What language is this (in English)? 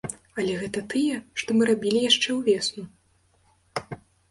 Belarusian